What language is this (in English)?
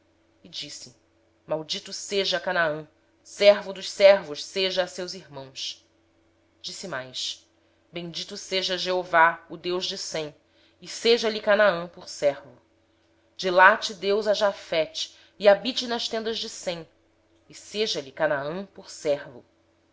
Portuguese